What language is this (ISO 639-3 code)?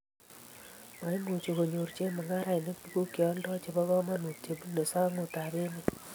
kln